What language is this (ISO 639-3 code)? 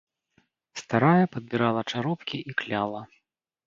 bel